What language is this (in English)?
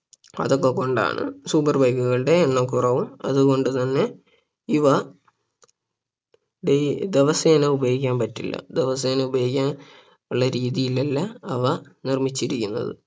Malayalam